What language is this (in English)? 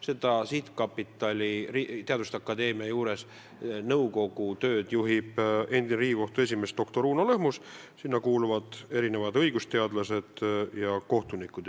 Estonian